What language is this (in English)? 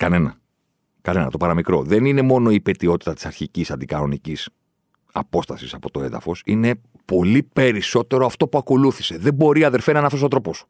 Greek